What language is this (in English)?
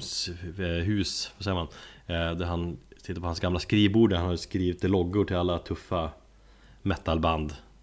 Swedish